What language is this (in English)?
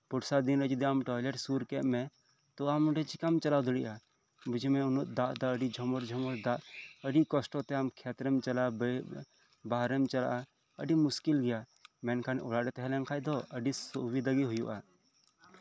Santali